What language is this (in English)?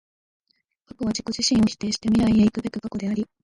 Japanese